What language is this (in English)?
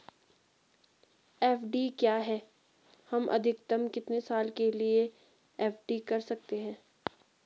Hindi